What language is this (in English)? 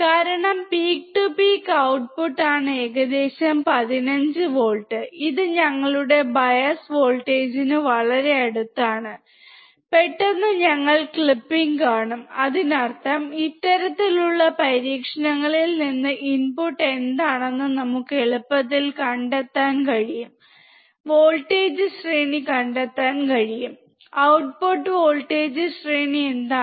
Malayalam